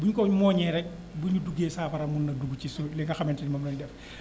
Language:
Wolof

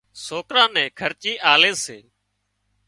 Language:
Wadiyara Koli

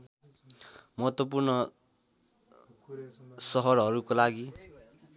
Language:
Nepali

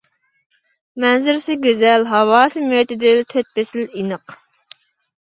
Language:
Uyghur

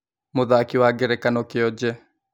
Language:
Kikuyu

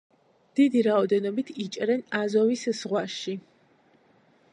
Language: Georgian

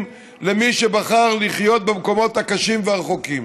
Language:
Hebrew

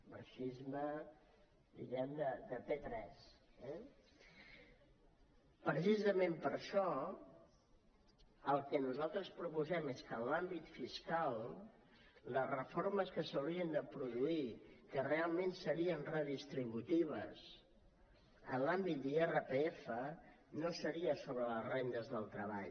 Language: Catalan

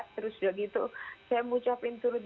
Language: Indonesian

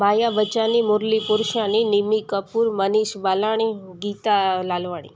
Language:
Sindhi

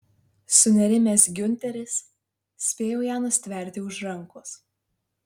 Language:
Lithuanian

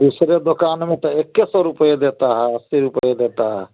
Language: Hindi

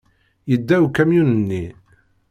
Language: Kabyle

